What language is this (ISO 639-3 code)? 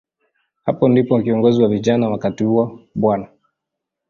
swa